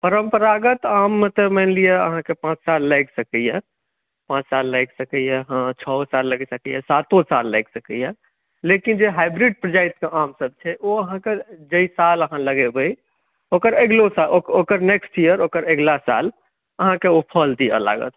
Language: Maithili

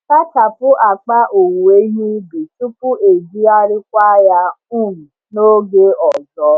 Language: Igbo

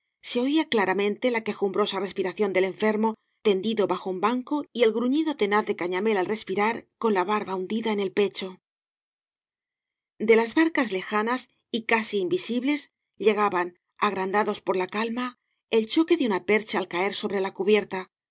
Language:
Spanish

